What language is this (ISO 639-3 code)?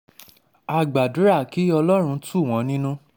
yor